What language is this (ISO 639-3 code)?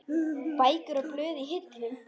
isl